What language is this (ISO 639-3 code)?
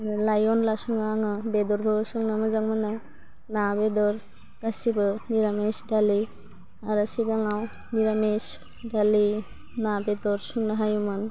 brx